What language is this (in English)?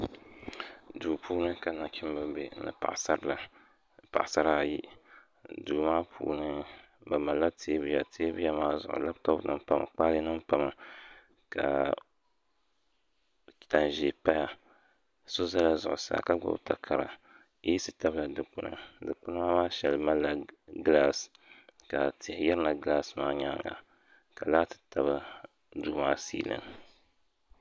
Dagbani